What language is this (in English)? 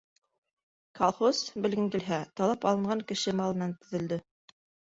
Bashkir